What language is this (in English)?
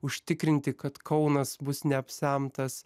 Lithuanian